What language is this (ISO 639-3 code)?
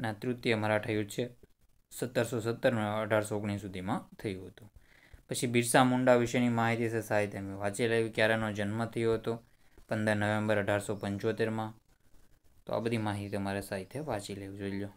guj